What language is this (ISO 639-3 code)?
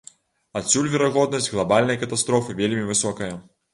bel